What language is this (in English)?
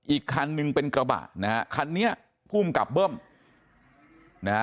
Thai